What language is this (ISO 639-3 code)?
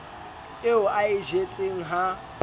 sot